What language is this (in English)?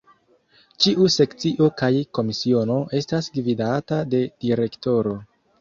Esperanto